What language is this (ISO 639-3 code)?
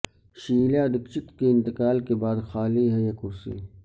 urd